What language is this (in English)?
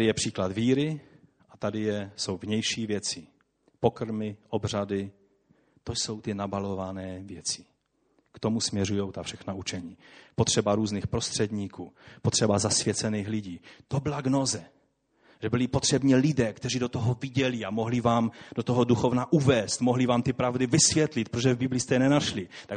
Czech